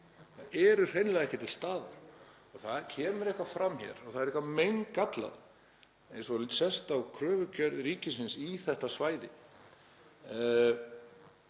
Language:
Icelandic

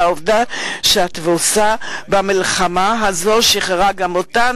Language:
Hebrew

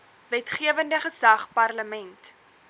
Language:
Afrikaans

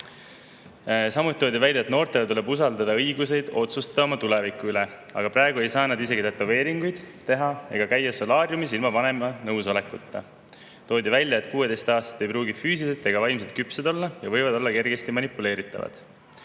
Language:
Estonian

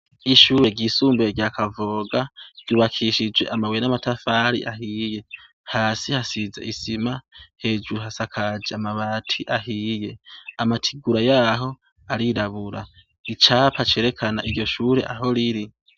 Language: Rundi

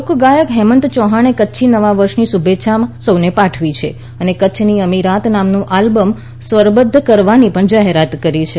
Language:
Gujarati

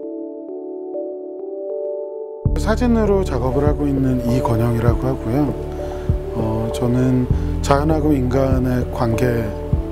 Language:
Korean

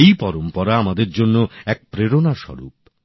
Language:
Bangla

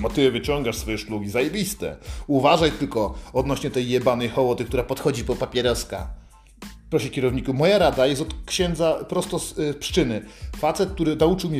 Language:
Polish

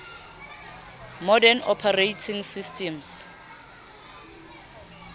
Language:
Southern Sotho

